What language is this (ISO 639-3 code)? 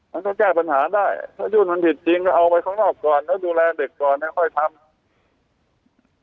tha